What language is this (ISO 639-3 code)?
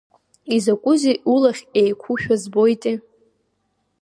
abk